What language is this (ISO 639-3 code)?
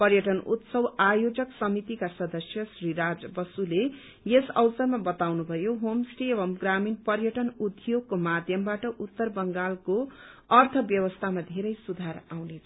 nep